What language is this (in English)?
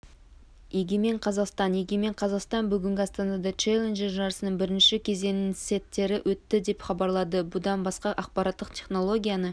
Kazakh